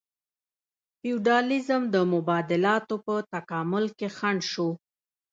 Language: Pashto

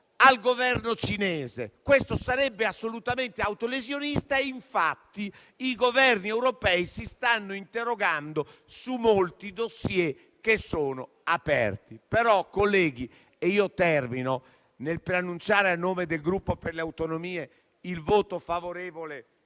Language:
Italian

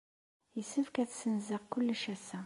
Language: Kabyle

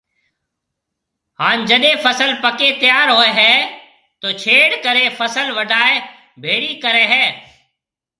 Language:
Marwari (Pakistan)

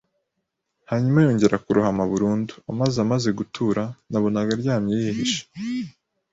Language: Kinyarwanda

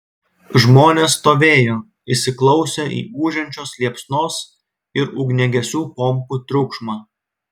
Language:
Lithuanian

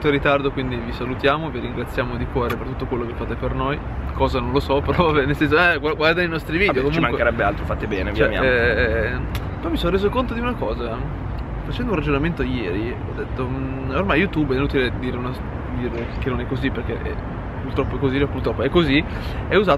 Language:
Italian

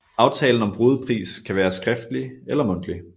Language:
Danish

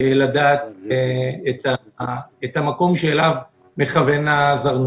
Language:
Hebrew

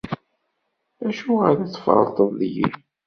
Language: Kabyle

